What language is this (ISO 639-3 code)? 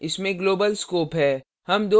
hin